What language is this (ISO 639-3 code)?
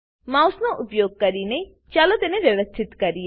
guj